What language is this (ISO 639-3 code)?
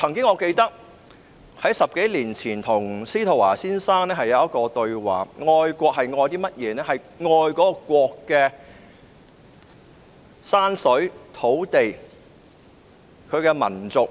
yue